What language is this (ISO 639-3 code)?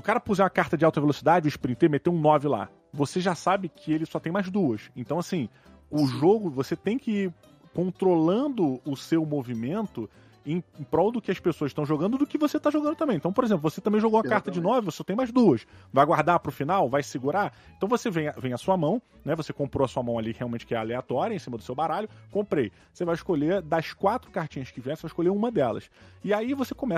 por